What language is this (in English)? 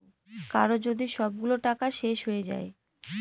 Bangla